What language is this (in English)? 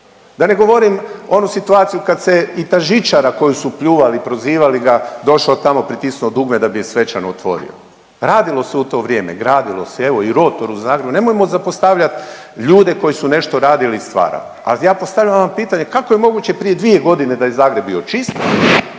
Croatian